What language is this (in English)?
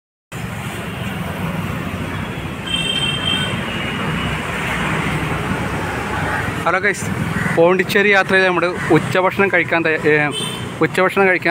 Arabic